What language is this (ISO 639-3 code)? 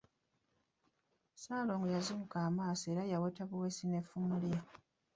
lug